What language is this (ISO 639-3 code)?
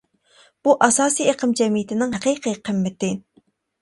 uig